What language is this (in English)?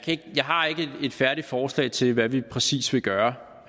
Danish